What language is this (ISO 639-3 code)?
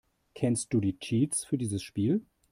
deu